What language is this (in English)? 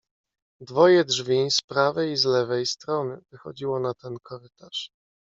Polish